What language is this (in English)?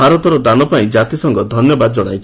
Odia